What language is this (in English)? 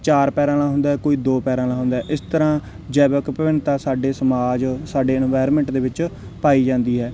Punjabi